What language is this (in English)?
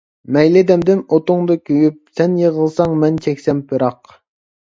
Uyghur